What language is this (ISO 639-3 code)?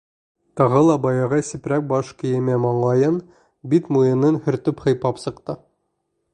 bak